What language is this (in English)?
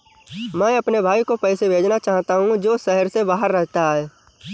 Hindi